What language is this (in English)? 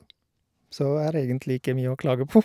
Norwegian